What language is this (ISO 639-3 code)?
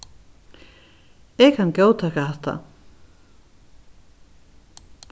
fao